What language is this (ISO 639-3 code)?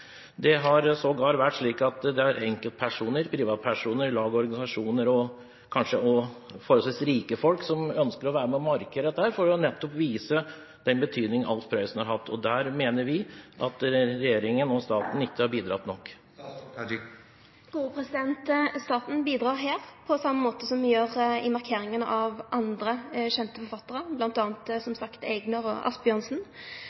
nor